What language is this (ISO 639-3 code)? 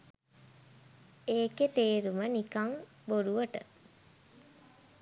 sin